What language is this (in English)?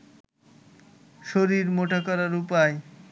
Bangla